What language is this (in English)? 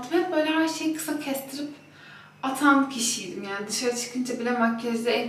Turkish